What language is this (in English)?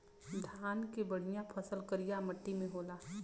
Bhojpuri